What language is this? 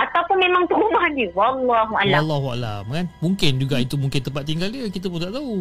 Malay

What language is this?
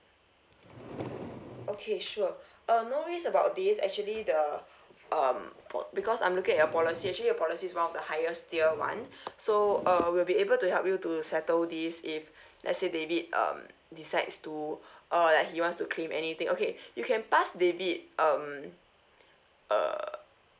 English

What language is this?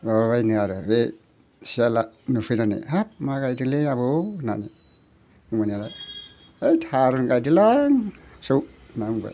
Bodo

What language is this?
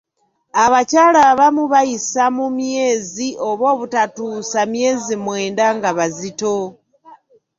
Ganda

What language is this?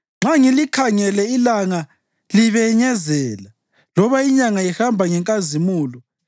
North Ndebele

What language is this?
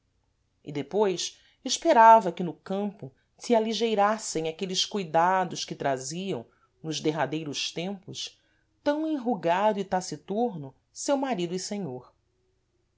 Portuguese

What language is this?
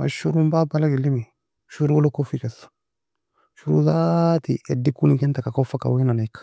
Nobiin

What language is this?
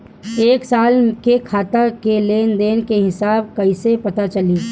Bhojpuri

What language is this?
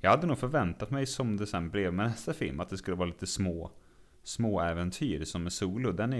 Swedish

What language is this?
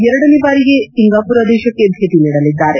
Kannada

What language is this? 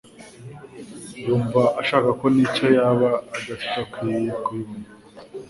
Kinyarwanda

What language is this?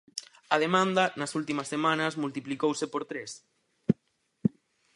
Galician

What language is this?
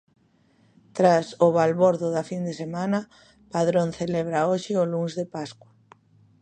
Galician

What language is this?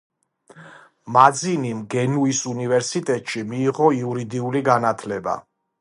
Georgian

